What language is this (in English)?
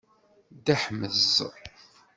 Kabyle